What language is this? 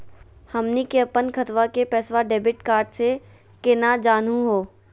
Magahi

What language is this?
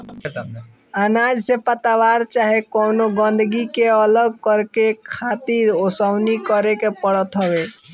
Bhojpuri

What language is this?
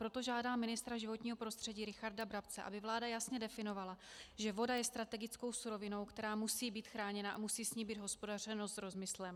Czech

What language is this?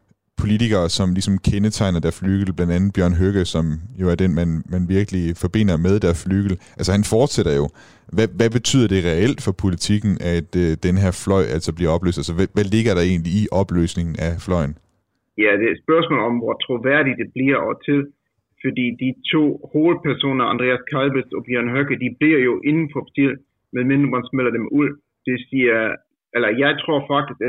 Danish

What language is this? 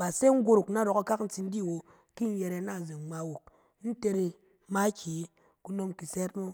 Cen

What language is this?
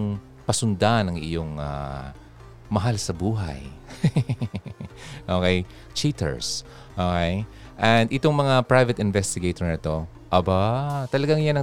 Filipino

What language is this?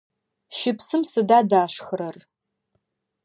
Adyghe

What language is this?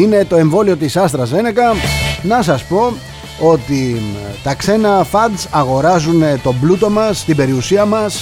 Greek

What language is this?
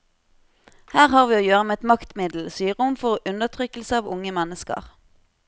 Norwegian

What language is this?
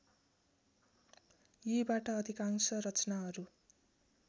Nepali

